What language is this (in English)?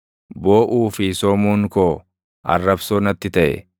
Oromo